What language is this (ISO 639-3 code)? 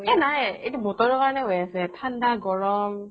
asm